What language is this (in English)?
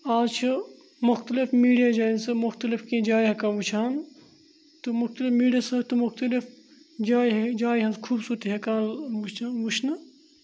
Kashmiri